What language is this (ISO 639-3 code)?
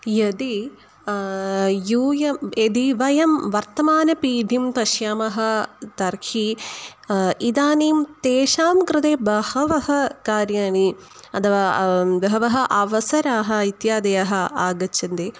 san